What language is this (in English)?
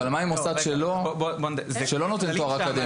Hebrew